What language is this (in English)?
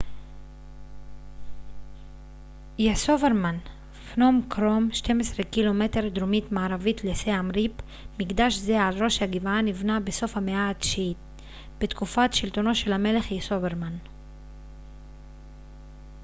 Hebrew